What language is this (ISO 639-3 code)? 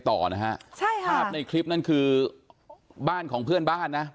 tha